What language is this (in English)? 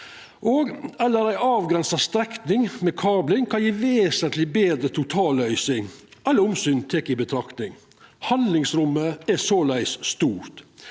Norwegian